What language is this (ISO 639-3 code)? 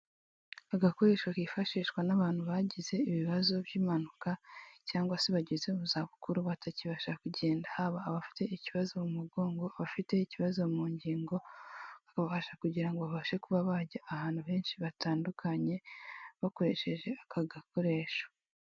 kin